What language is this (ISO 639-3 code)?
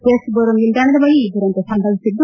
kan